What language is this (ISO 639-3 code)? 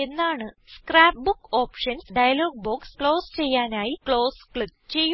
mal